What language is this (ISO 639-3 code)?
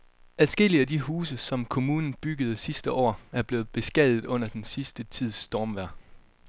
dan